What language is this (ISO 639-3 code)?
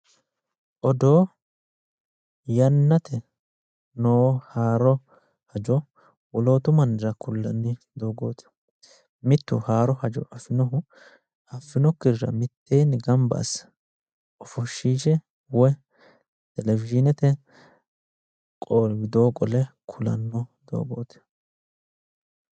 sid